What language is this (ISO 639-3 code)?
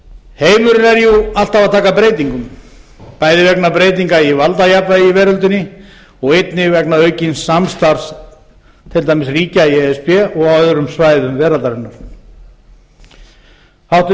isl